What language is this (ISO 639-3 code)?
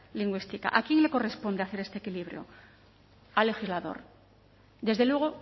spa